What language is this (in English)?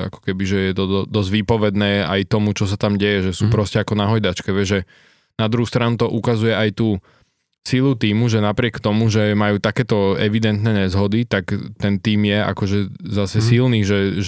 Slovak